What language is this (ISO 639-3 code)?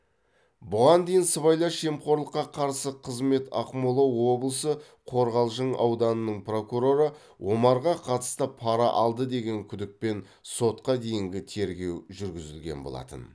kaz